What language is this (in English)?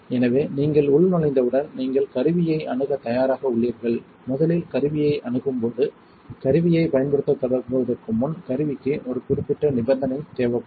Tamil